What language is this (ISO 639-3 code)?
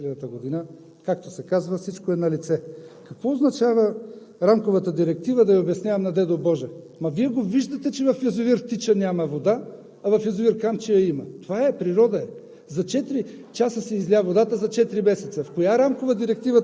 bul